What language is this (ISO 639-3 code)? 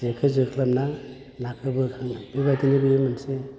brx